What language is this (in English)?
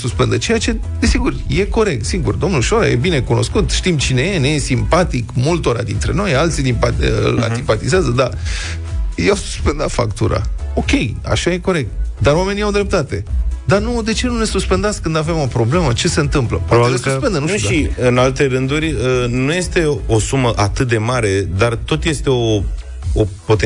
Romanian